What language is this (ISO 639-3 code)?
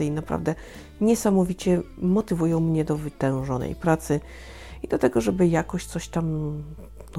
pol